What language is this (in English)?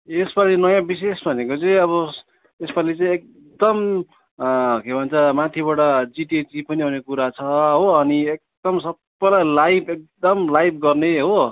Nepali